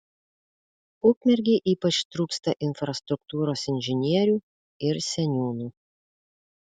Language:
Lithuanian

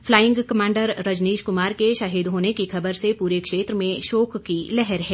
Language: Hindi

